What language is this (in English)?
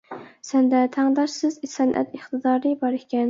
Uyghur